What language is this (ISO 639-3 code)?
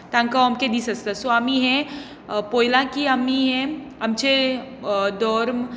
kok